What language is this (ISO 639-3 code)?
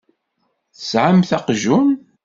kab